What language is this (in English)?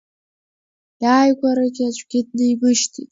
Abkhazian